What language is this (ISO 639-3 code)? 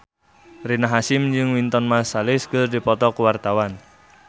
sun